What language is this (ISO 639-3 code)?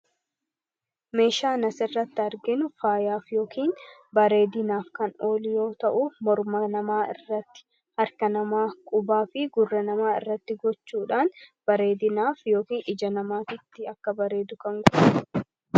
orm